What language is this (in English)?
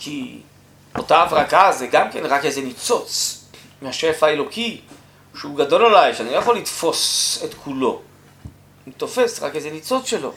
Hebrew